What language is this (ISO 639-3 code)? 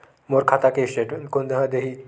hne